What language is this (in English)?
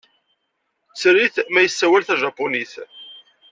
Kabyle